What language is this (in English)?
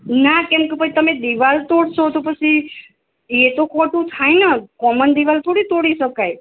Gujarati